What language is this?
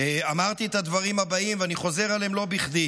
Hebrew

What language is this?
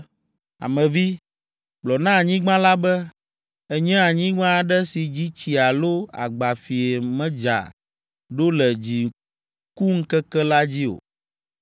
Ewe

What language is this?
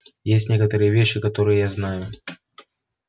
Russian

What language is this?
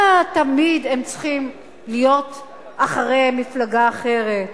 Hebrew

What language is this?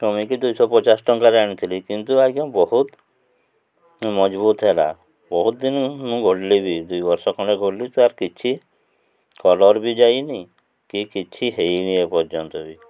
Odia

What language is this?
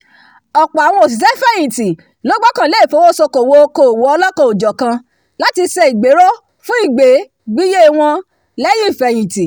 Yoruba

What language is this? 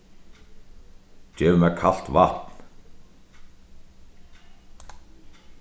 Faroese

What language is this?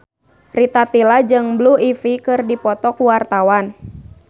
Sundanese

